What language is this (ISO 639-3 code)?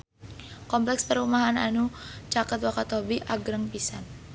sun